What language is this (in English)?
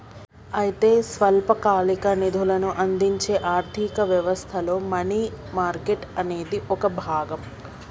Telugu